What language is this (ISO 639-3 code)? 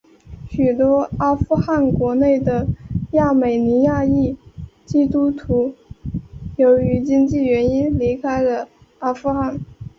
zho